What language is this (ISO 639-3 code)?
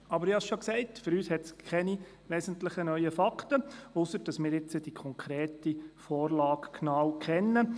gsw